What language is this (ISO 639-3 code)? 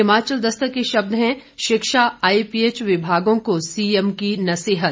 hin